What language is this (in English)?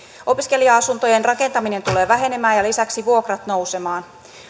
Finnish